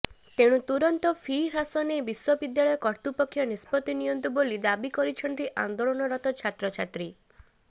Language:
Odia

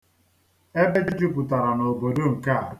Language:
Igbo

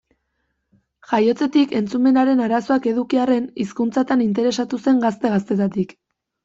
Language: Basque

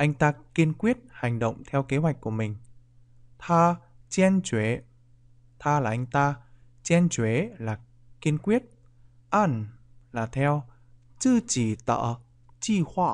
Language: Vietnamese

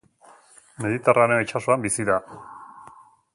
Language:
Basque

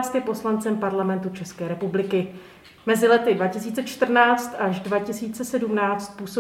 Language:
Czech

